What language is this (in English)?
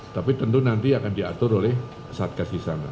Indonesian